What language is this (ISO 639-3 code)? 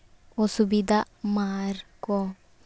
sat